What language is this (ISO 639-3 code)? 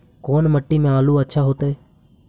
mag